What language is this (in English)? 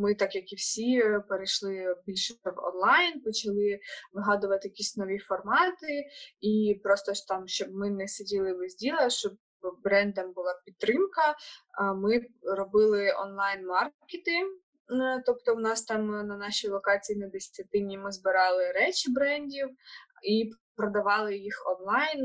Ukrainian